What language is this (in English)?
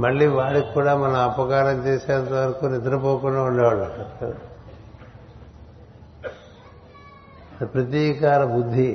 Telugu